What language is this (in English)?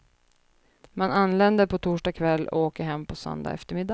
Swedish